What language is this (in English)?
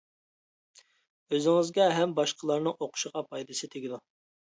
Uyghur